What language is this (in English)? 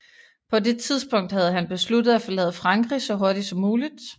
Danish